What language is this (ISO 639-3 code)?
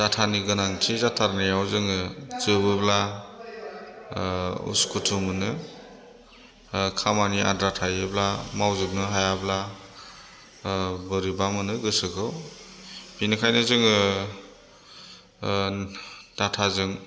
brx